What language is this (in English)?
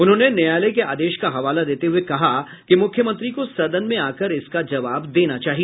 Hindi